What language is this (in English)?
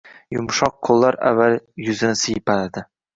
Uzbek